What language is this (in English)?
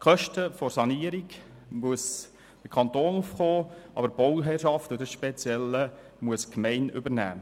Swiss German